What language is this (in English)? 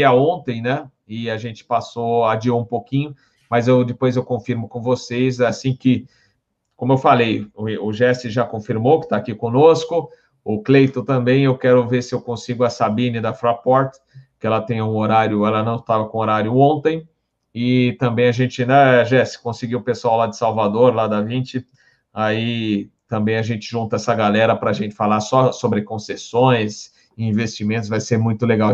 Portuguese